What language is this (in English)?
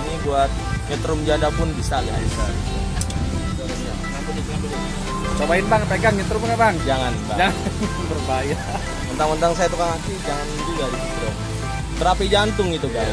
Indonesian